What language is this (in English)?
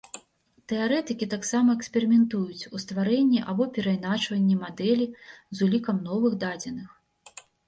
Belarusian